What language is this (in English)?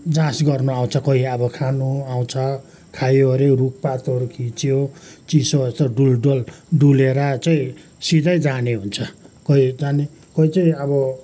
Nepali